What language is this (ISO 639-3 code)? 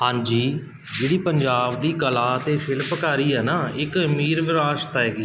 pan